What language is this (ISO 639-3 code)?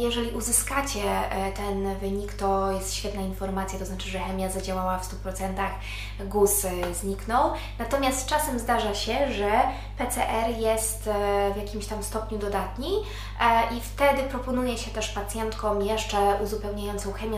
pol